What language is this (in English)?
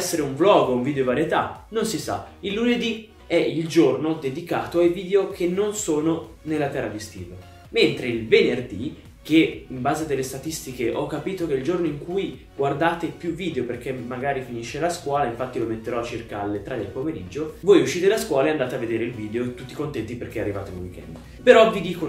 Italian